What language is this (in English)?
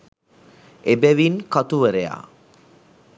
Sinhala